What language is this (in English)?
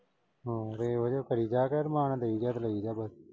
Punjabi